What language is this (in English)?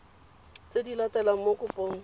Tswana